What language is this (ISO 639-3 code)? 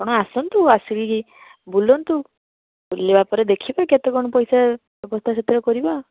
ori